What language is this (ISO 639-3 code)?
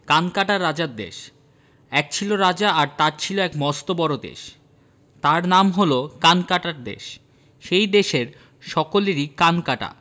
ben